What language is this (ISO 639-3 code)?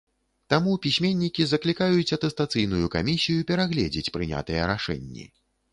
bel